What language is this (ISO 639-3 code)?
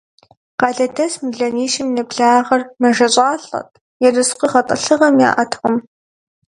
kbd